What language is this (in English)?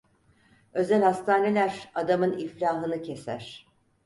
Turkish